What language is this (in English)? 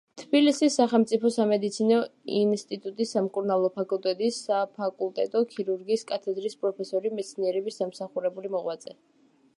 Georgian